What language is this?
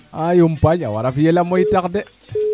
Serer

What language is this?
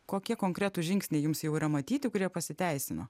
Lithuanian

